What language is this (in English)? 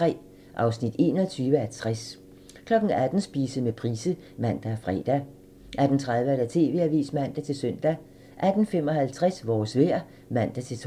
Danish